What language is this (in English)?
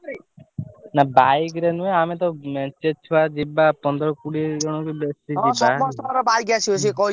Odia